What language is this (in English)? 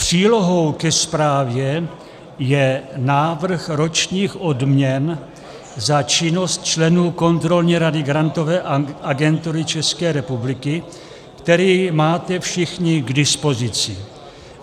Czech